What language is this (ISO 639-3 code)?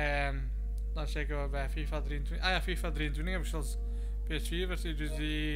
nld